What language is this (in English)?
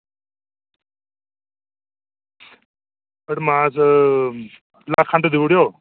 Dogri